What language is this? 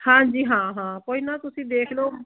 Punjabi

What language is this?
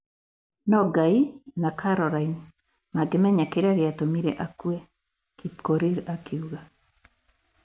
Kikuyu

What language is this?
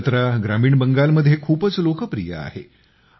Marathi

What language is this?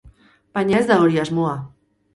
Basque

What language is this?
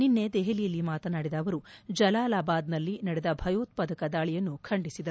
Kannada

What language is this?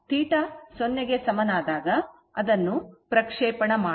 Kannada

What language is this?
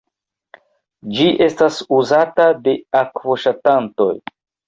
Esperanto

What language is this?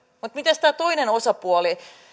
Finnish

